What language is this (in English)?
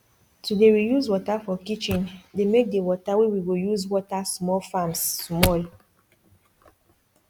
Nigerian Pidgin